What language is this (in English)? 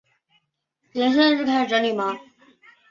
Chinese